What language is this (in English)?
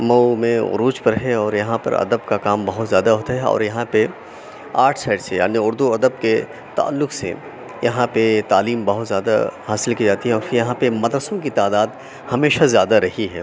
Urdu